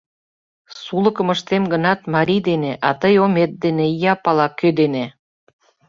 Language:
Mari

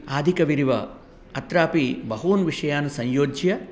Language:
Sanskrit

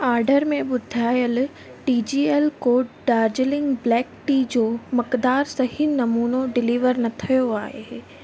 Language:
Sindhi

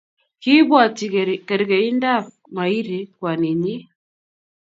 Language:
Kalenjin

